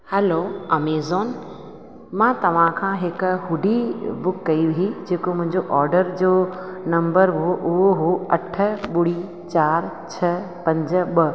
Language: Sindhi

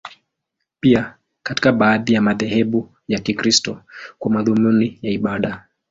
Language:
Swahili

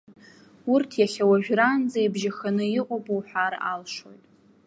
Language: Abkhazian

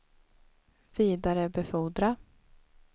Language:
Swedish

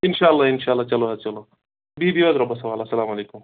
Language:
Kashmiri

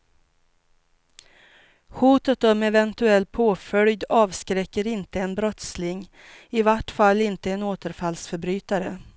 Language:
Swedish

